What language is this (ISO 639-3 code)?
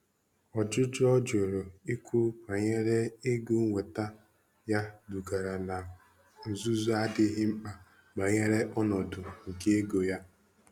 ibo